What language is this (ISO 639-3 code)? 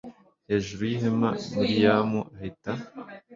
kin